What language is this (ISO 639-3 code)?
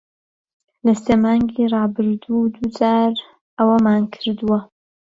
ckb